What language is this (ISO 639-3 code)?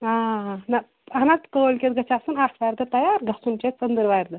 kas